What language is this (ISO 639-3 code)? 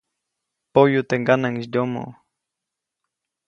zoc